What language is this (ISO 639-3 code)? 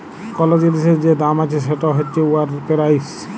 ben